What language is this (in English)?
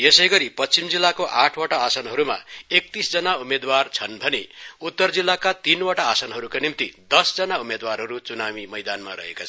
Nepali